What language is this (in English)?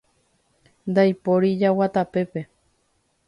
Guarani